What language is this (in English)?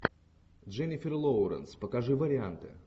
Russian